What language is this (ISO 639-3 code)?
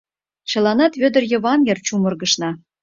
chm